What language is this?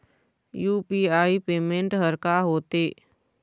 Chhattisgarhi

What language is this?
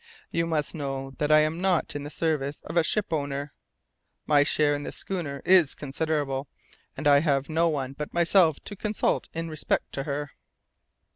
English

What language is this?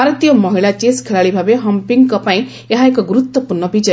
Odia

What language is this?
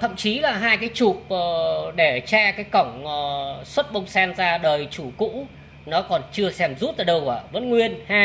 Vietnamese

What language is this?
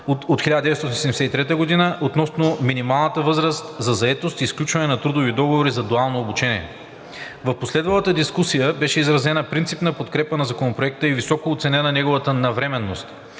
Bulgarian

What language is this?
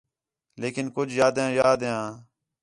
Khetrani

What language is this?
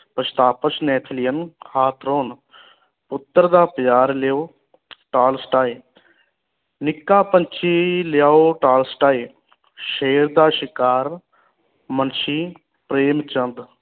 Punjabi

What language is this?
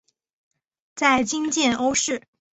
Chinese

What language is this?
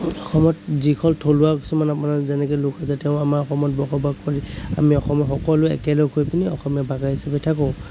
Assamese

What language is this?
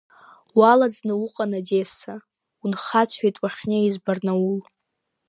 Abkhazian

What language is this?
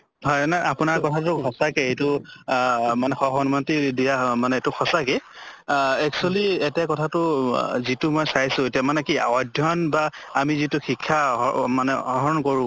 Assamese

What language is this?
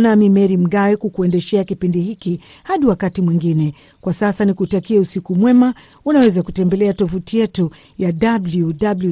Swahili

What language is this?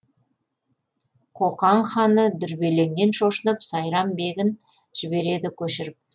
Kazakh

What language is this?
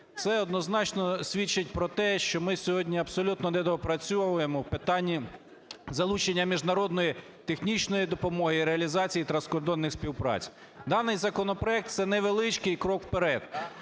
Ukrainian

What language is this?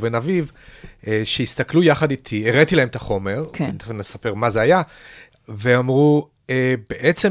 Hebrew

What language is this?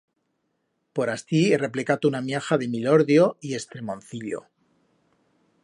Aragonese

